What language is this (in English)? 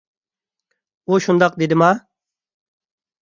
Uyghur